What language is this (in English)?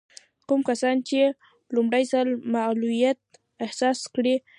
Pashto